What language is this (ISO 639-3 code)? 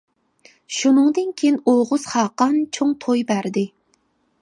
uig